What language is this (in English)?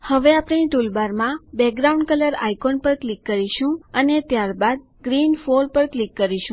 Gujarati